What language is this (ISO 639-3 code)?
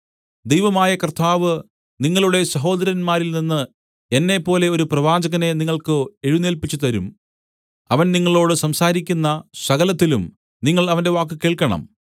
mal